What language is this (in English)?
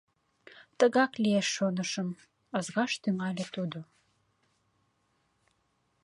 Mari